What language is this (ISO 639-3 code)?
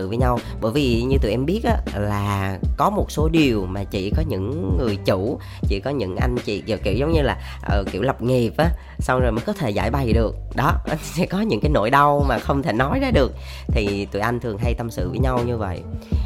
vie